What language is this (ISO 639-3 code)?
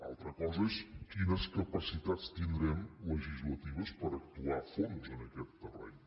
cat